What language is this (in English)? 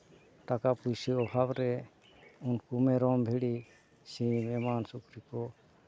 Santali